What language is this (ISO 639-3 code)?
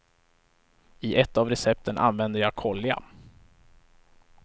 swe